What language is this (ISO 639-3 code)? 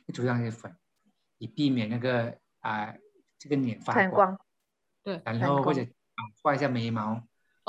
zho